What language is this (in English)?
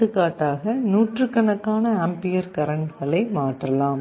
Tamil